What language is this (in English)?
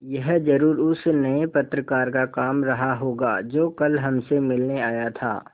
Hindi